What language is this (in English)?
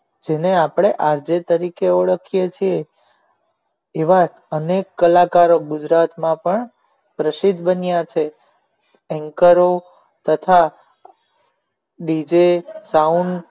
Gujarati